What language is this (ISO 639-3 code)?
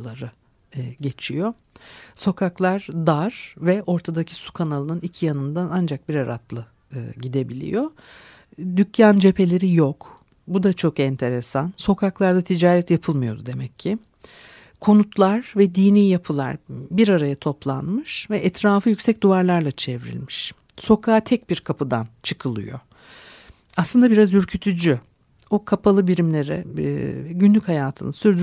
tur